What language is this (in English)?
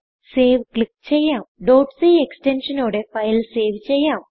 Malayalam